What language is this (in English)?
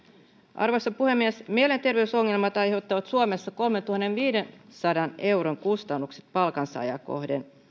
Finnish